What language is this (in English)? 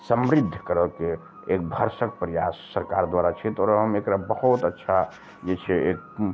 Maithili